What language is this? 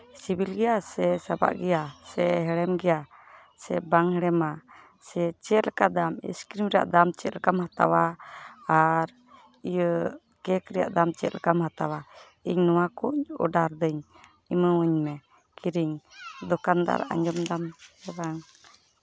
Santali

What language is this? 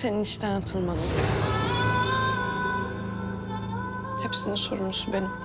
Turkish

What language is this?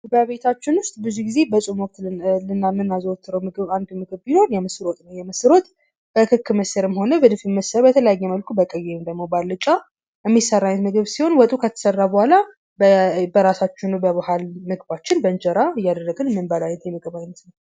Amharic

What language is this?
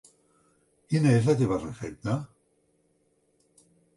Catalan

